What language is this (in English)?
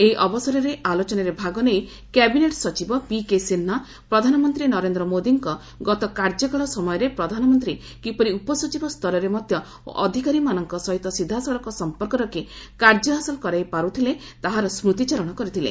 Odia